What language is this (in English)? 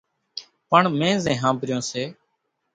Kachi Koli